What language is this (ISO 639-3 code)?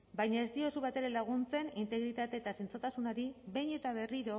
eus